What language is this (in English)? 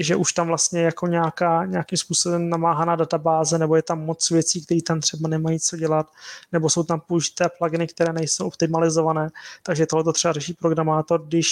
Czech